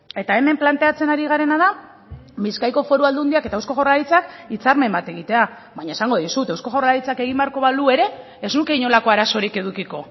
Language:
Basque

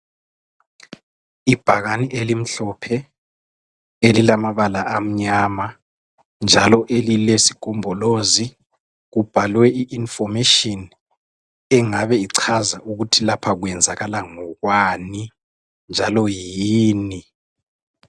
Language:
North Ndebele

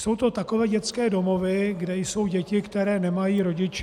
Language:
Czech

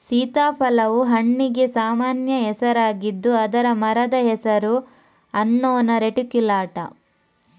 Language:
Kannada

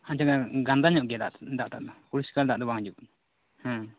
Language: Santali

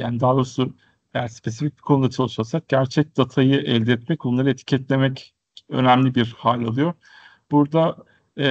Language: Turkish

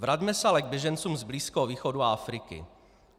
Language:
Czech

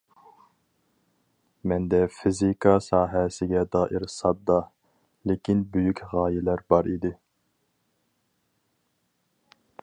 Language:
Uyghur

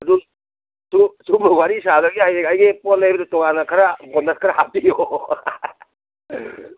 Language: Manipuri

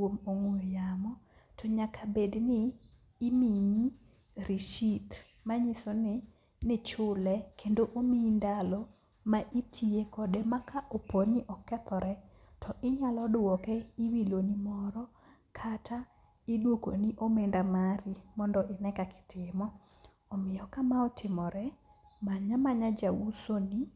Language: Luo (Kenya and Tanzania)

